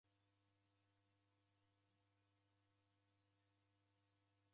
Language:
Taita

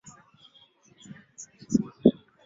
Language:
Swahili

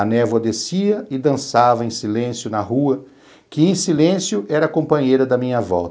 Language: Portuguese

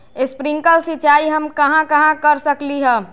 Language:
Magahi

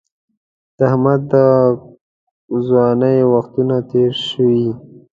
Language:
Pashto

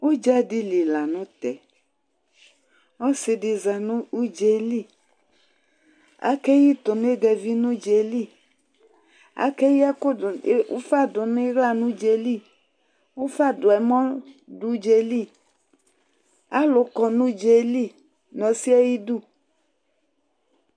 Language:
Ikposo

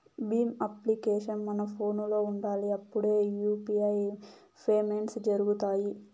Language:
Telugu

